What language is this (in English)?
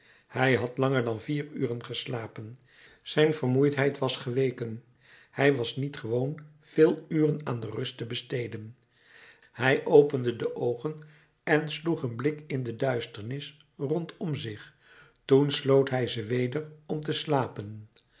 Dutch